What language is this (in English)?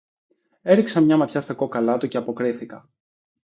Greek